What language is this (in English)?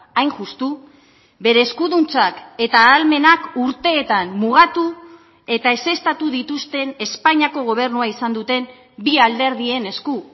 Basque